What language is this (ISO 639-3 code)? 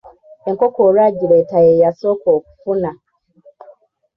lug